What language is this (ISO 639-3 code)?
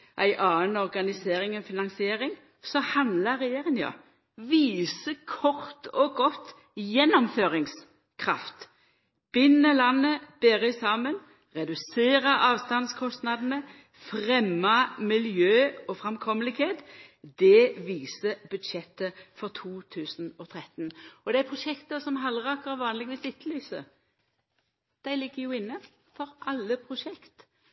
nno